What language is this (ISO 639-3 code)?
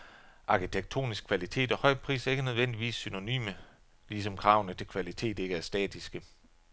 dan